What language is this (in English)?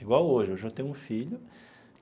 Portuguese